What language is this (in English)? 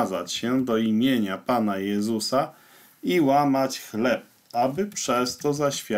Polish